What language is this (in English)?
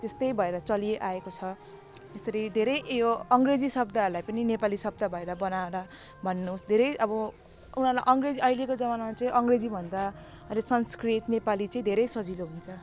Nepali